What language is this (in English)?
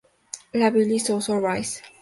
Spanish